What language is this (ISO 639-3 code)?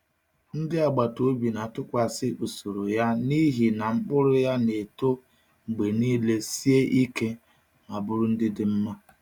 ibo